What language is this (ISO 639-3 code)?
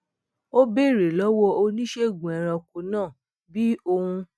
yor